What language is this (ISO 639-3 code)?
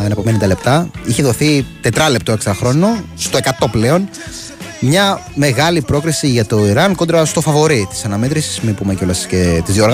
ell